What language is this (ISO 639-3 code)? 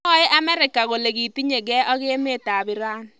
kln